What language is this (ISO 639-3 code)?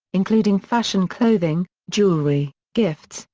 eng